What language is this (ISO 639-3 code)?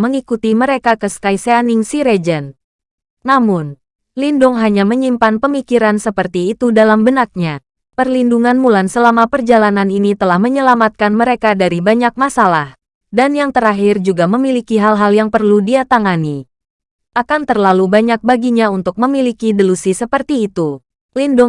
ind